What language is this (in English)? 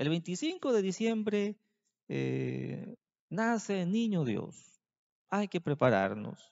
Spanish